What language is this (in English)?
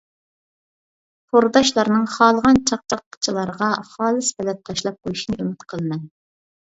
Uyghur